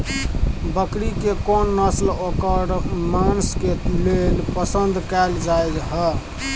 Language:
Maithili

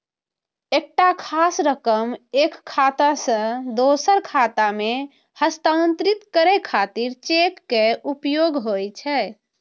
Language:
Maithili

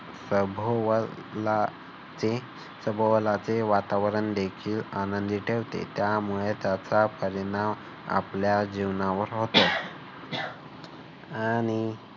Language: Marathi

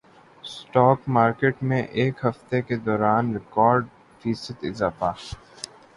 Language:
Urdu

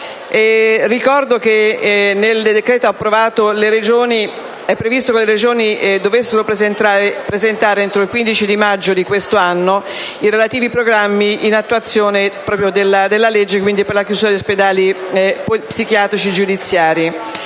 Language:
Italian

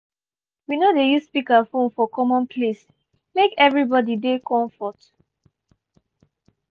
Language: Nigerian Pidgin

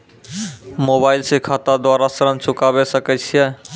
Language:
Maithili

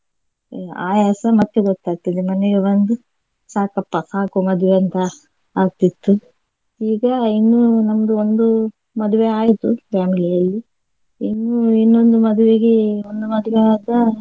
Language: Kannada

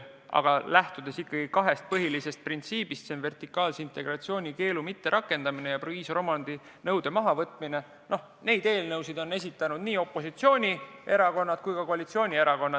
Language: Estonian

